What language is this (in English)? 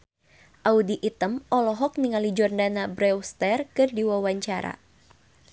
Sundanese